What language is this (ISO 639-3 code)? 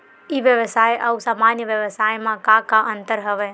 hne